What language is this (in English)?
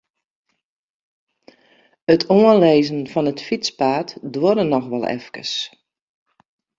Western Frisian